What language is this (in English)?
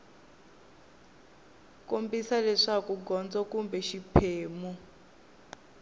Tsonga